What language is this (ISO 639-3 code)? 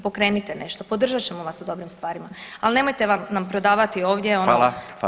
hrv